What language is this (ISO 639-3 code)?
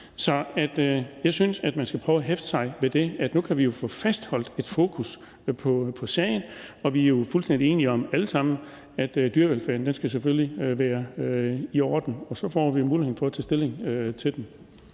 dan